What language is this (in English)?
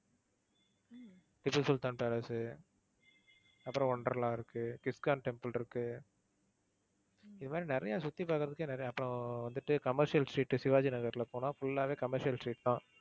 Tamil